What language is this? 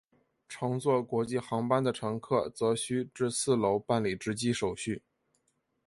Chinese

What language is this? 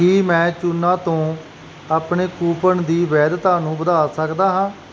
Punjabi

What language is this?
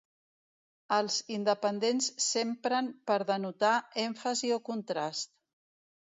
Catalan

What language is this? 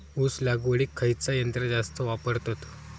Marathi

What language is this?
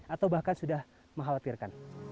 Indonesian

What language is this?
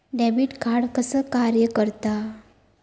Marathi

